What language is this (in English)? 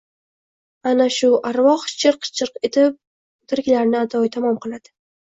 Uzbek